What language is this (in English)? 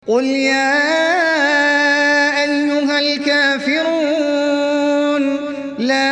Arabic